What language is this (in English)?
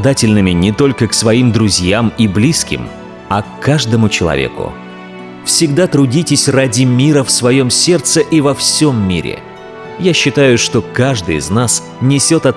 Russian